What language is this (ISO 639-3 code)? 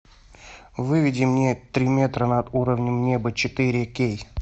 rus